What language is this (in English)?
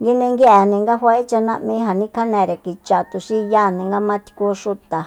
Soyaltepec Mazatec